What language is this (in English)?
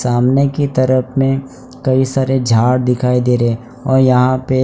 Hindi